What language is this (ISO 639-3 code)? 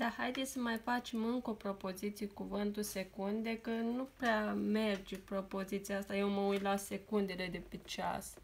ron